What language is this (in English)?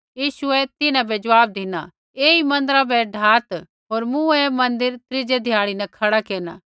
Kullu Pahari